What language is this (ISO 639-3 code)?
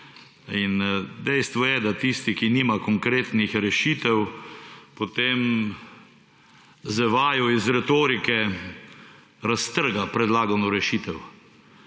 slv